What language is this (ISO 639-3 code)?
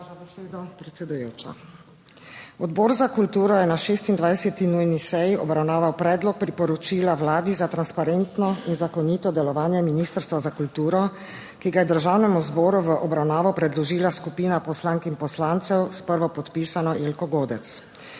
slv